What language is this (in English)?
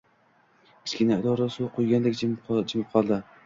Uzbek